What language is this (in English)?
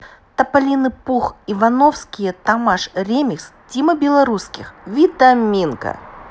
Russian